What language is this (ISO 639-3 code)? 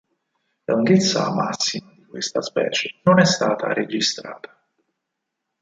ita